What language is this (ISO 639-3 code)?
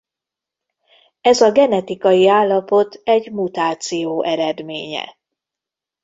hun